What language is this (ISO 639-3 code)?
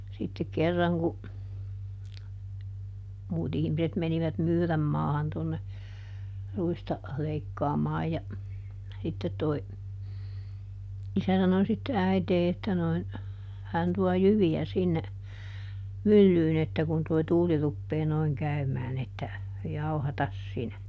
fin